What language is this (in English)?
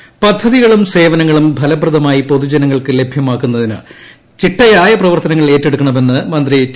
Malayalam